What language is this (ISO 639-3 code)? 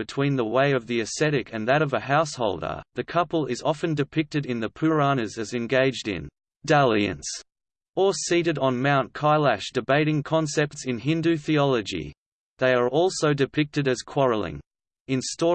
eng